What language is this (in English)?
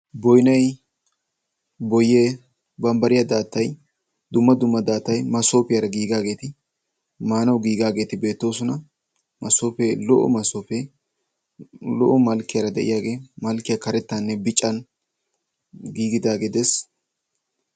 Wolaytta